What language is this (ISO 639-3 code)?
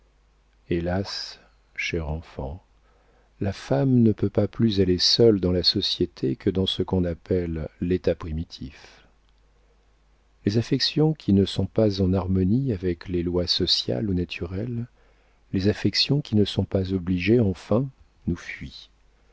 fra